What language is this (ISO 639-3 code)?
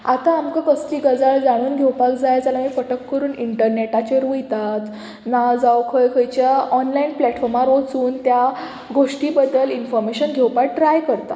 kok